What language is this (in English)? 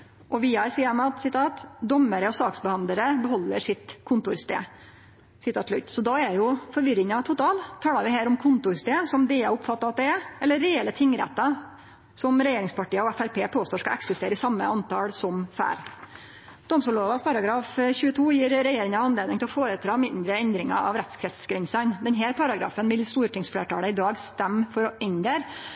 Norwegian Nynorsk